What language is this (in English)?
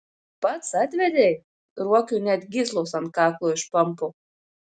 Lithuanian